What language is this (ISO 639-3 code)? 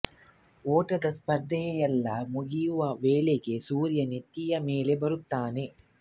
kan